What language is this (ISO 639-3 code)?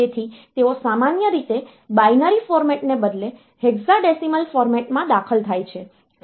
guj